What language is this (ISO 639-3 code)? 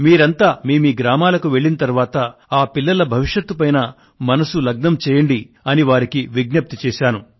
tel